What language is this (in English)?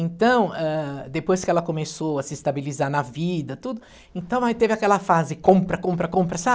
Portuguese